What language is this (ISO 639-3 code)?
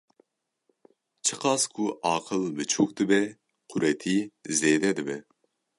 kur